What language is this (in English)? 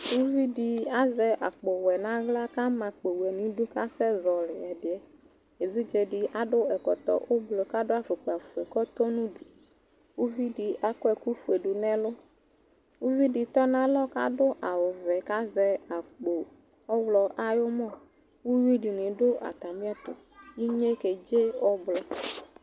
Ikposo